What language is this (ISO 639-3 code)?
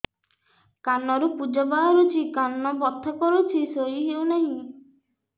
ori